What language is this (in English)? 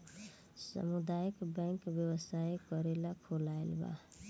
Bhojpuri